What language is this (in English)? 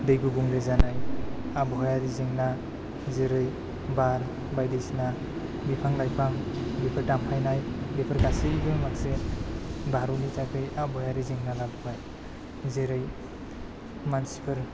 Bodo